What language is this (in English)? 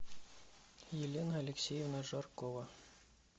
Russian